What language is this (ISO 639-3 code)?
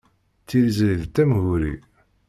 kab